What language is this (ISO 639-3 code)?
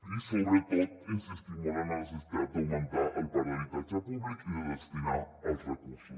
cat